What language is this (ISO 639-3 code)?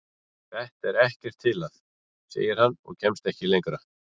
isl